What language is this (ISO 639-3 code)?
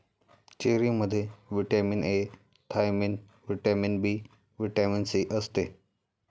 mar